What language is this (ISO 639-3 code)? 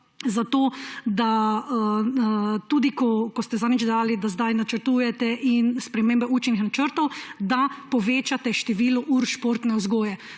slv